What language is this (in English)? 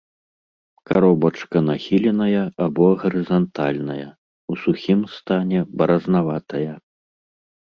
Belarusian